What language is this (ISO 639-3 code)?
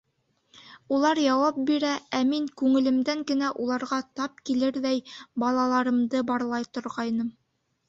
bak